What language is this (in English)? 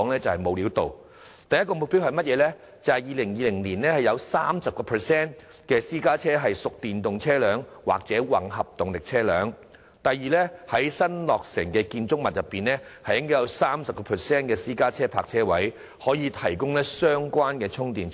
Cantonese